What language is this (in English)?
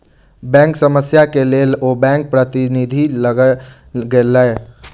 Maithili